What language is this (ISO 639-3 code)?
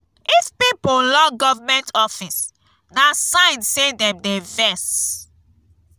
pcm